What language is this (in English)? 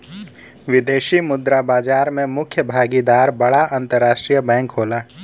Bhojpuri